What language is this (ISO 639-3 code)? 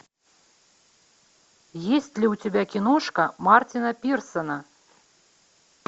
rus